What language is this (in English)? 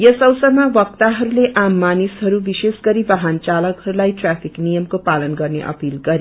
Nepali